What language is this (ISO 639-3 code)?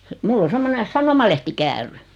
fin